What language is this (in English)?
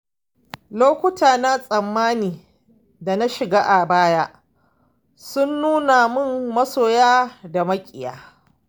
Hausa